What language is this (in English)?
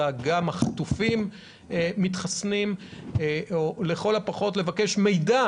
Hebrew